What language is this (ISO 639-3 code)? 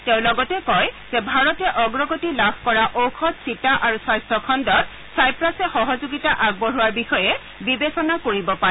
asm